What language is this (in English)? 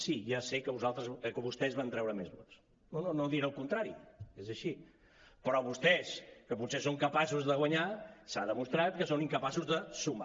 Catalan